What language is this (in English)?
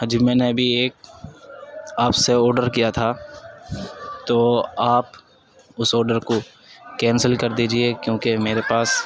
Urdu